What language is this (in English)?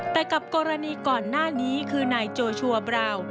Thai